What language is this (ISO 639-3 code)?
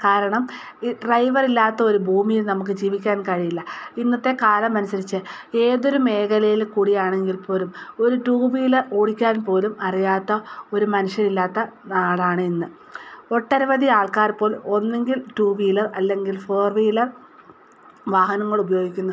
mal